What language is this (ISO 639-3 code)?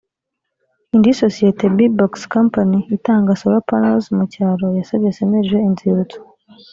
kin